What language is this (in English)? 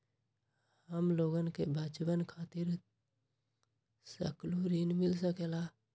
Magahi